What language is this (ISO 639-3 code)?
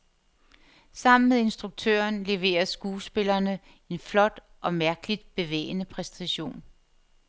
dan